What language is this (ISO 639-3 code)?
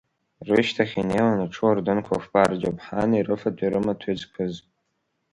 abk